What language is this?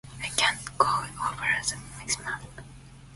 English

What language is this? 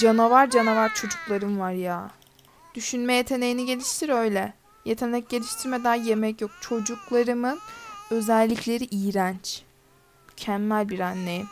Turkish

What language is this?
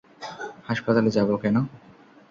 Bangla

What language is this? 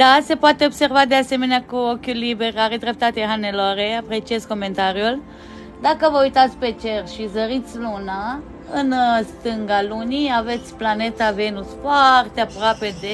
Romanian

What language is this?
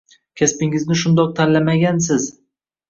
Uzbek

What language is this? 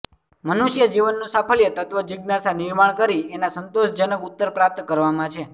Gujarati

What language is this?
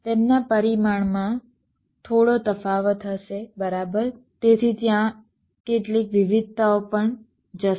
Gujarati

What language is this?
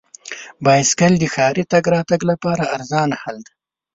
Pashto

